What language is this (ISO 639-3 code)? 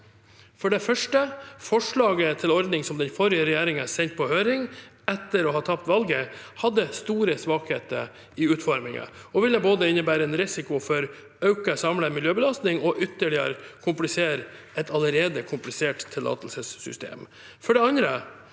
nor